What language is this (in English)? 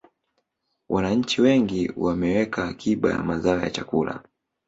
Swahili